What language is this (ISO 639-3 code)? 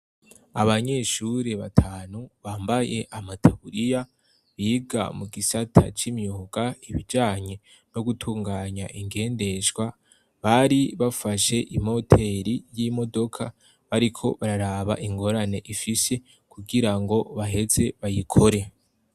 run